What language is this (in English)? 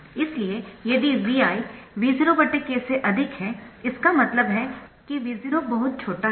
Hindi